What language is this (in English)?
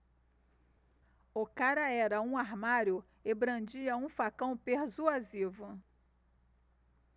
Portuguese